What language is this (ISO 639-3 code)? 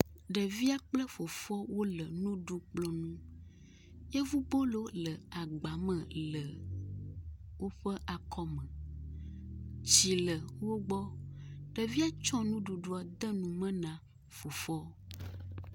ewe